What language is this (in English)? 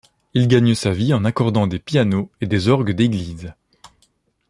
French